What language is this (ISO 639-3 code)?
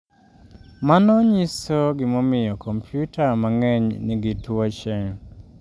luo